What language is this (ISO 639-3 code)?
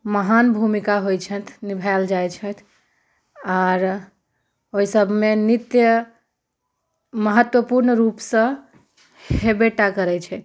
mai